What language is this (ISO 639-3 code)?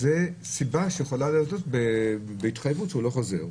heb